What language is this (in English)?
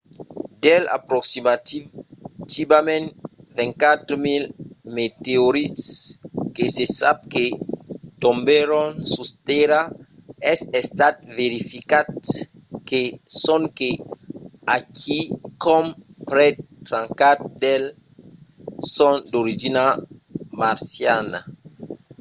Occitan